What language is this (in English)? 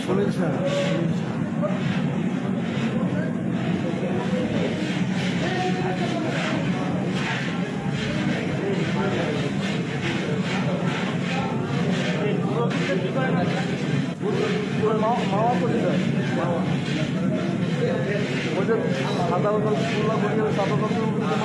Arabic